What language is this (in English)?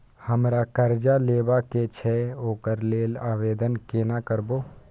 Maithili